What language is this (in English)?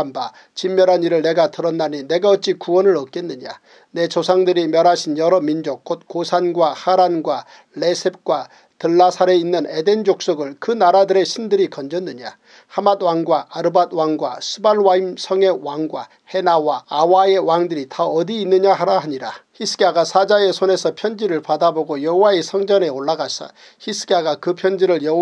Korean